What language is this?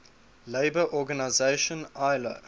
English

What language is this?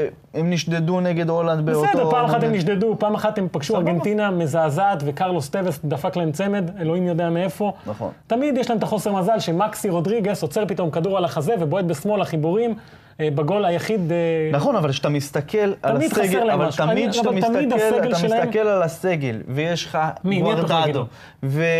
Hebrew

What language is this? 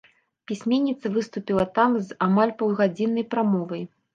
Belarusian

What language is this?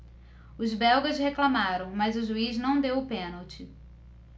Portuguese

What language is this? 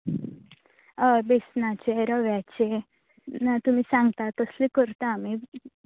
Konkani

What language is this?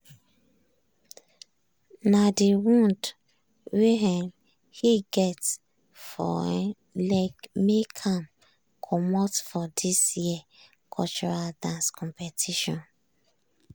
Nigerian Pidgin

